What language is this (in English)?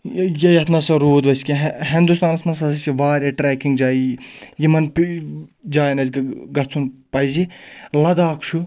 Kashmiri